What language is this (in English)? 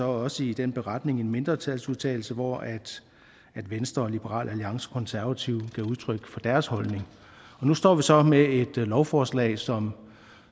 Danish